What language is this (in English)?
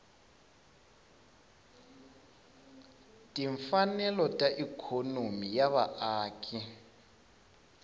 Tsonga